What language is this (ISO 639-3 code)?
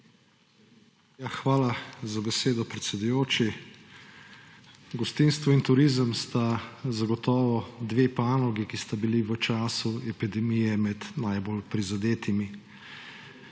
slv